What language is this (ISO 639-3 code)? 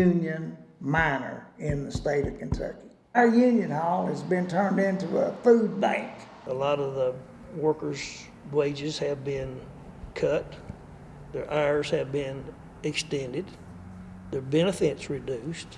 eng